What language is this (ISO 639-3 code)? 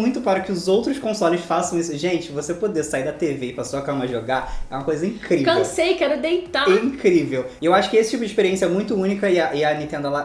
por